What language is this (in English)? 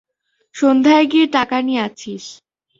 Bangla